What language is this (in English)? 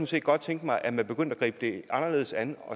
Danish